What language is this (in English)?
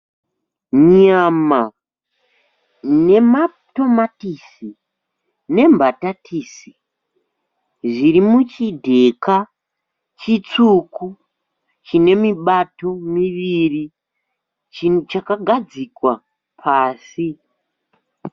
Shona